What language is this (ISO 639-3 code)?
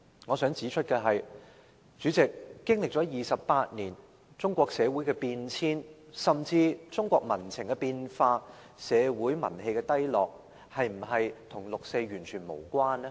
yue